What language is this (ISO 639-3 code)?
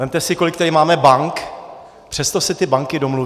ces